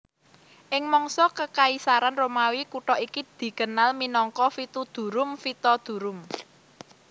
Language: Javanese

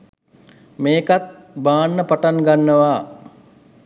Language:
Sinhala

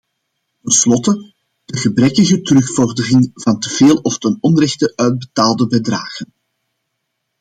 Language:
Dutch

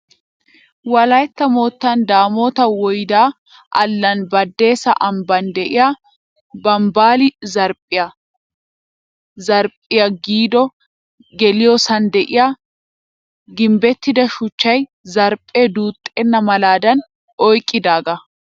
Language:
Wolaytta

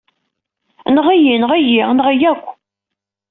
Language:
Kabyle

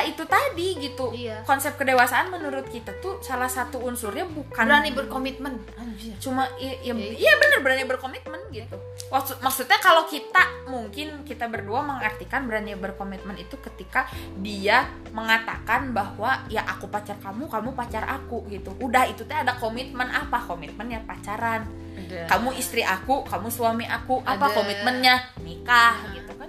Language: Indonesian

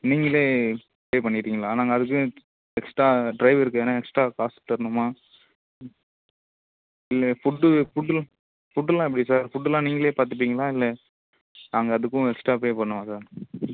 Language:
Tamil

